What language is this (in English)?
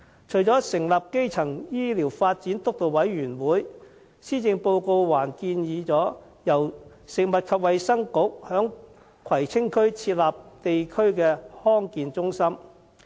Cantonese